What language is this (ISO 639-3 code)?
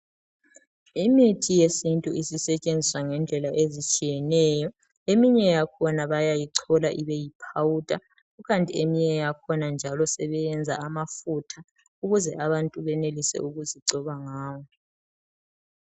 nde